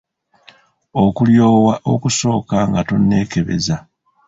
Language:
Ganda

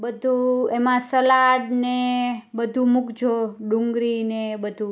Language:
Gujarati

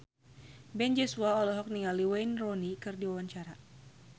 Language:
Sundanese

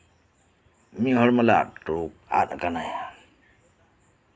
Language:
Santali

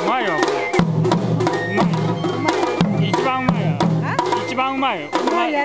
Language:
Japanese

